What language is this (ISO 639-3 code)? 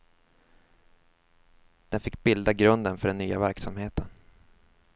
swe